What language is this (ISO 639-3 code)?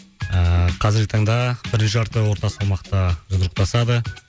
kaz